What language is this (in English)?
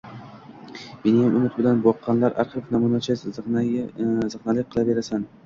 Uzbek